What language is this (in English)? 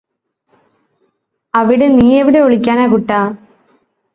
Malayalam